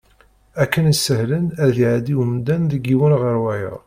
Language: Kabyle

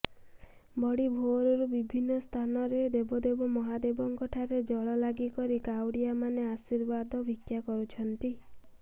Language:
Odia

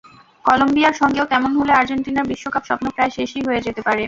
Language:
Bangla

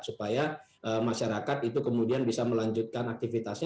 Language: Indonesian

